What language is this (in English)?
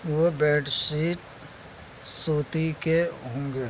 Urdu